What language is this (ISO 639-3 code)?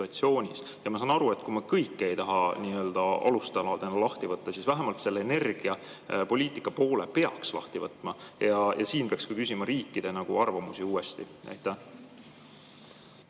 est